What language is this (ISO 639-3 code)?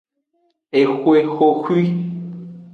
ajg